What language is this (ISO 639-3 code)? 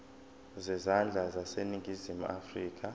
zul